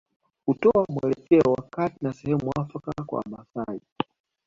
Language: Swahili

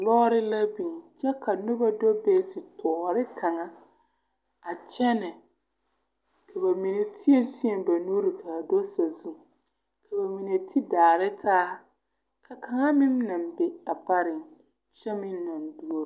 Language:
Southern Dagaare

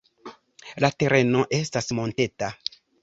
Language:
Esperanto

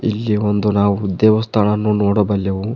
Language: Kannada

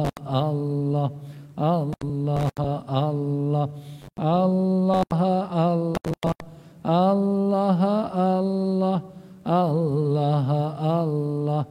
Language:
Malay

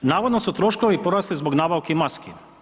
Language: Croatian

